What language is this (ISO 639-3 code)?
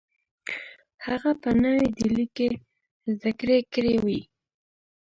pus